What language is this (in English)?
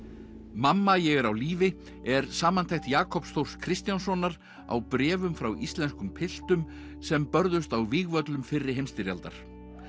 Icelandic